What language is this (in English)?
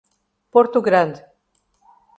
Portuguese